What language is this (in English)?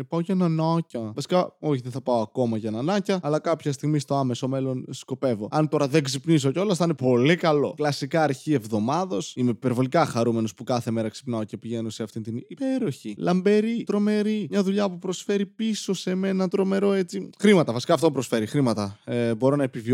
Greek